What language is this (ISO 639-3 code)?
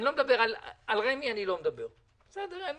heb